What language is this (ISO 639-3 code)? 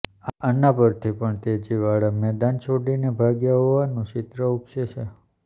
guj